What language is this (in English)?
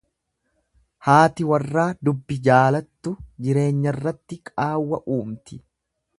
Oromo